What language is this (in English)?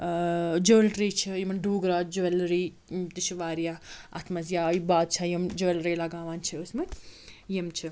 Kashmiri